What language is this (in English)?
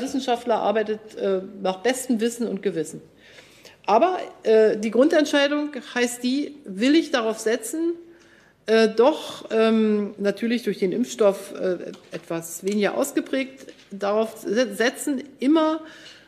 German